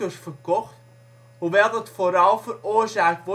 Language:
Dutch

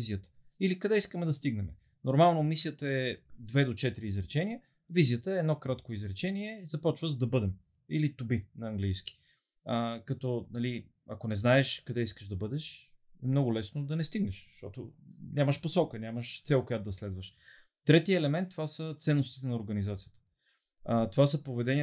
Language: Bulgarian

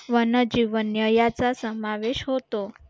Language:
Marathi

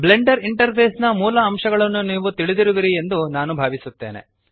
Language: Kannada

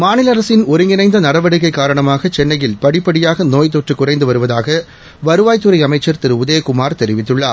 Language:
Tamil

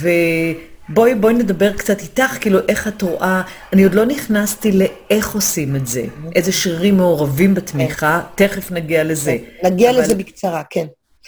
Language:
Hebrew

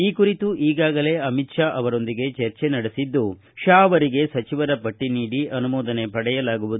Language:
Kannada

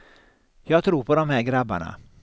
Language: Swedish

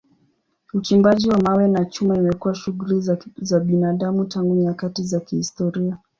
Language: Swahili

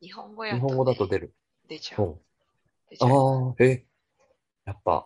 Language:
Japanese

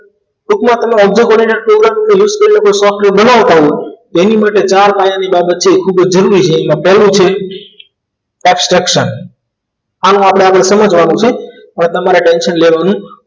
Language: Gujarati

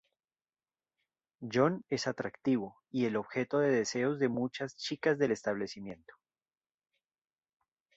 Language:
Spanish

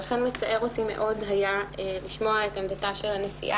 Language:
Hebrew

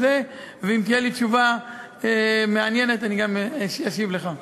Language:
Hebrew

